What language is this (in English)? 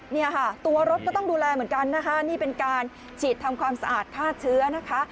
Thai